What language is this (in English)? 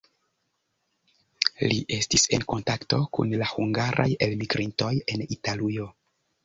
Esperanto